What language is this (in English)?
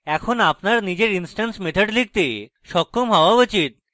Bangla